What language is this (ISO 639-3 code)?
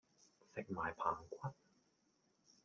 yue